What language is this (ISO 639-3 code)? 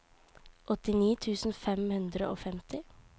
nor